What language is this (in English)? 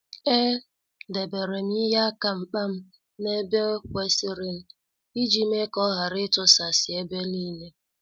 Igbo